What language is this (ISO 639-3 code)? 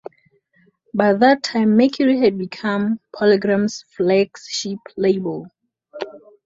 eng